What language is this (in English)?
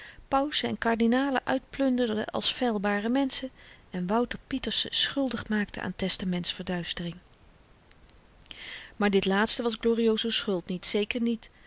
Dutch